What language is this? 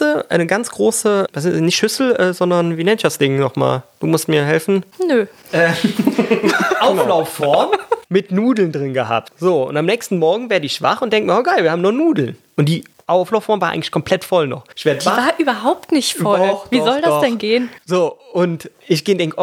German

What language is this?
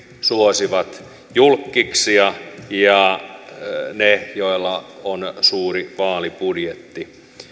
Finnish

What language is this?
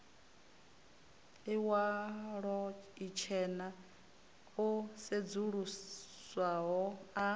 Venda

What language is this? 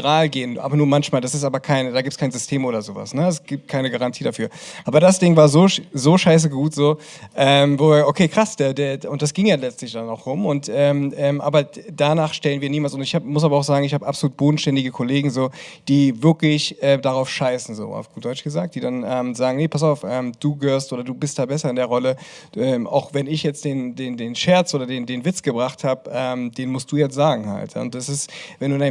German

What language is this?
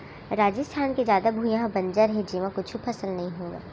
Chhattisgarhi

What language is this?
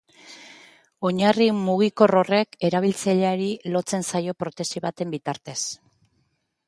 Basque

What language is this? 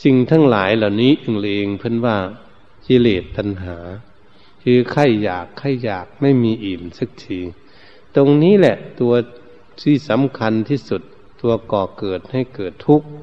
Thai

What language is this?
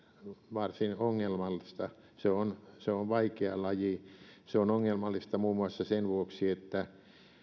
Finnish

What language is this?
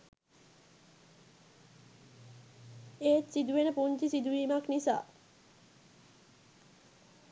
Sinhala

